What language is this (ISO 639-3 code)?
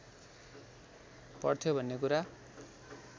nep